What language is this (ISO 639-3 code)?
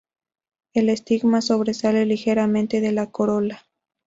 spa